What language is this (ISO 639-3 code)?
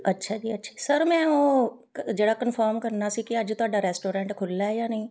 pan